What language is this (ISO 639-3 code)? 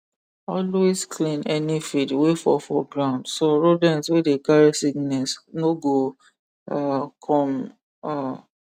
pcm